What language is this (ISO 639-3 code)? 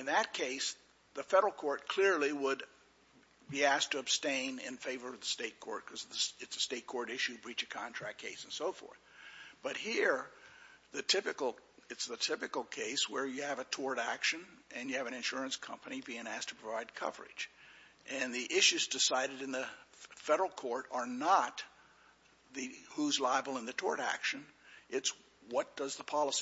eng